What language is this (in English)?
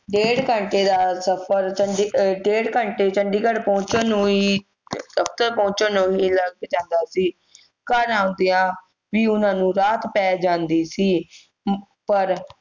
Punjabi